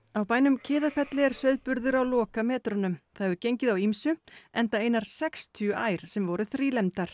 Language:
Icelandic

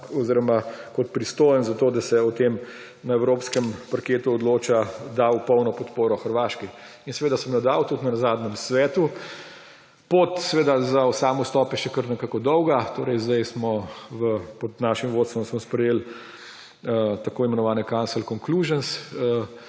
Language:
Slovenian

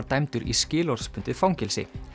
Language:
Icelandic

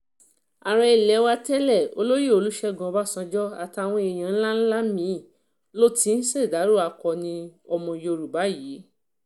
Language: Yoruba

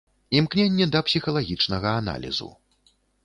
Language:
Belarusian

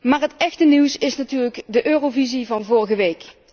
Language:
Dutch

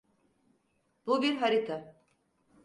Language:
Turkish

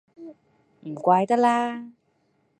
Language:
Cantonese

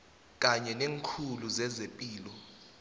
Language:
South Ndebele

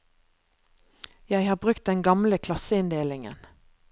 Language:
Norwegian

